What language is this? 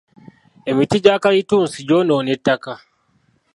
Ganda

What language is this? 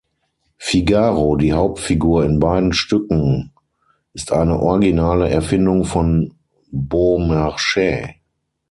German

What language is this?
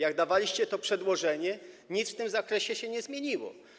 Polish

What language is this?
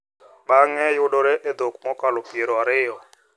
Luo (Kenya and Tanzania)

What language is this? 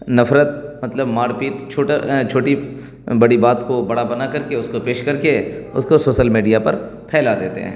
Urdu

